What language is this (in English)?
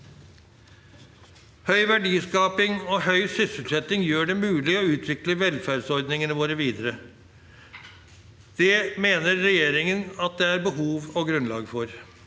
Norwegian